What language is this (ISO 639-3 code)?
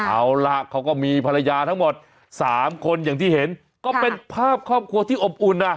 tha